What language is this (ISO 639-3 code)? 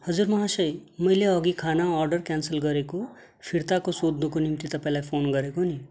nep